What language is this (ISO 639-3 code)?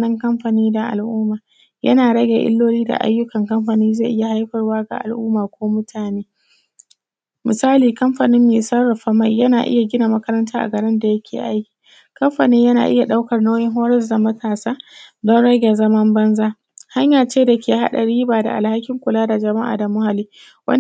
hau